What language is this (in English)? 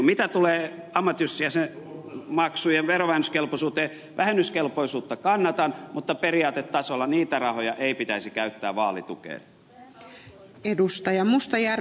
Finnish